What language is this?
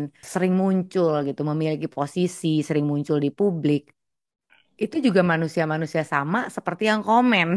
Indonesian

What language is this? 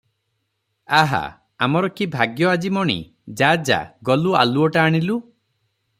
Odia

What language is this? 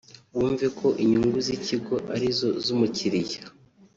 Kinyarwanda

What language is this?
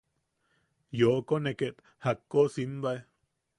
Yaqui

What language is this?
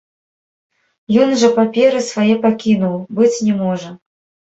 Belarusian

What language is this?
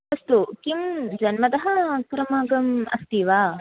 Sanskrit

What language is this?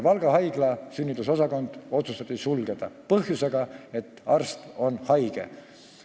Estonian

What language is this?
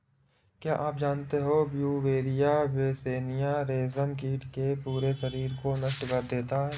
Hindi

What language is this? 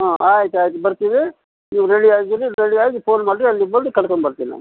Kannada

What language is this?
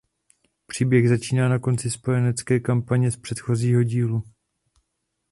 Czech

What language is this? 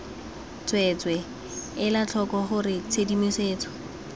Tswana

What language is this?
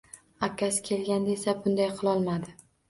Uzbek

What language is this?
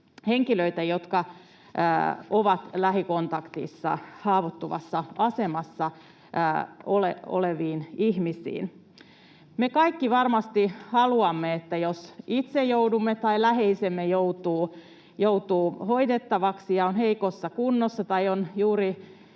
Finnish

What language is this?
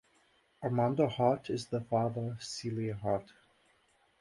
English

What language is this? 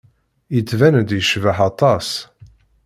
Kabyle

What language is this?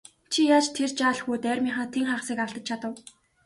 Mongolian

